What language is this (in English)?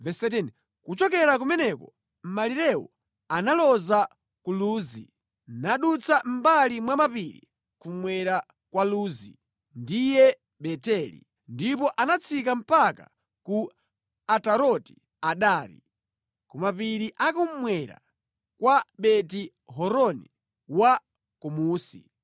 Nyanja